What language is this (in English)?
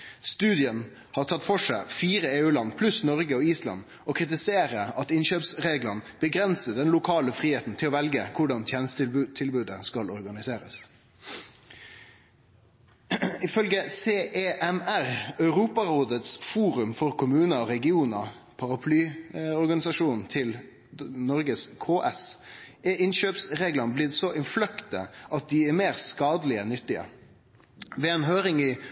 Norwegian Nynorsk